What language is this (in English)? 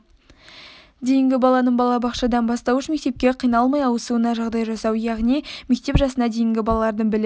Kazakh